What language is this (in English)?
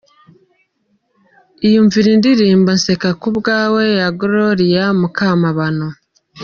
Kinyarwanda